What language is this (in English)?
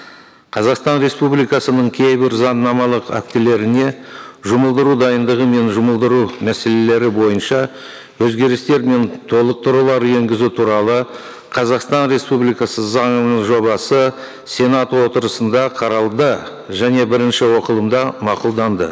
Kazakh